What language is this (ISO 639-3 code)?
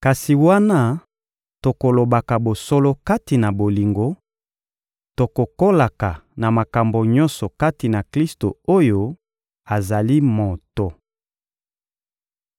lin